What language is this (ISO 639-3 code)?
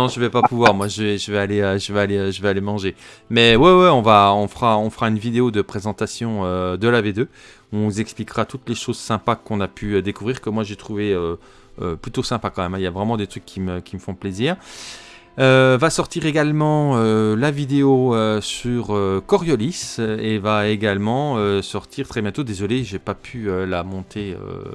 fra